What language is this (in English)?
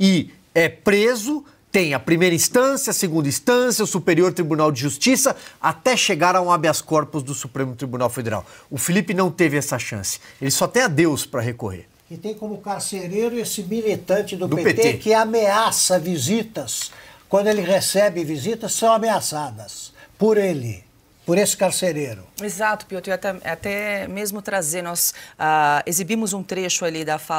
Portuguese